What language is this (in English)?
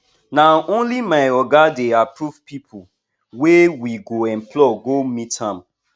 Nigerian Pidgin